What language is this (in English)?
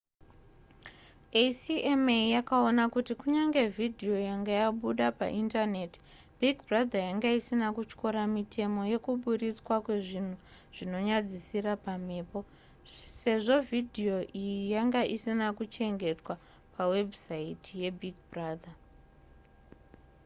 Shona